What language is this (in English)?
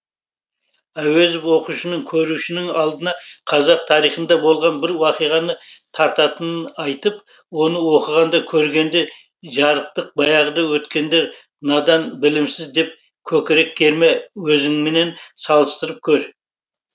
Kazakh